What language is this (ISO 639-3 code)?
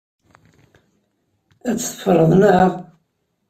kab